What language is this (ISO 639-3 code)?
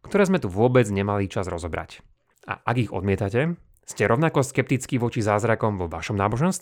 slk